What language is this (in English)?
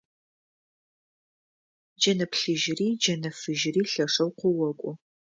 Adyghe